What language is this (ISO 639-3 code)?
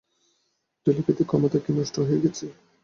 ben